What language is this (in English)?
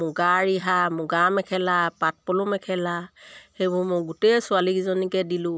Assamese